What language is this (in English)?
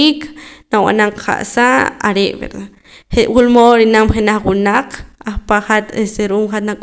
Poqomam